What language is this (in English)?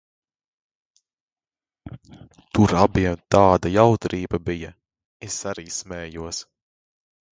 Latvian